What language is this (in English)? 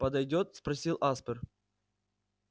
Russian